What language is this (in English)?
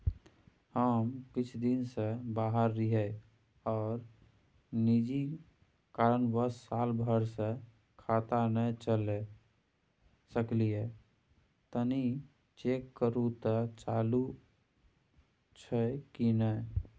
Maithili